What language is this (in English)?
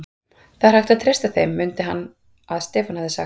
Icelandic